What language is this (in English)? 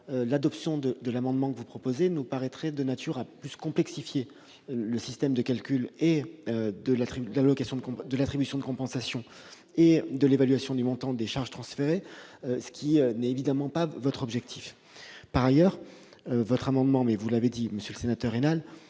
French